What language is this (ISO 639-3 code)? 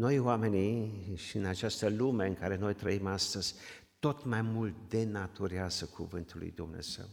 ron